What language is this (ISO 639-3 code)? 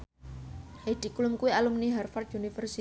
jav